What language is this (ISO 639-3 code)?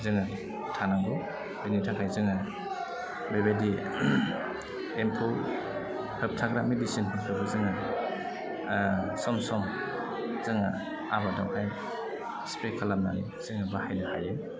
brx